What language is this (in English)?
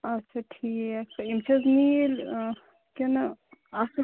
Kashmiri